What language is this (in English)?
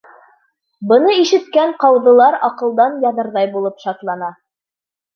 Bashkir